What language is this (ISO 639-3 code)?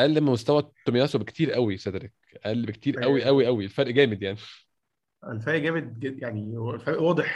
ara